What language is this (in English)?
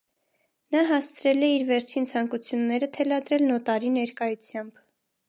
Armenian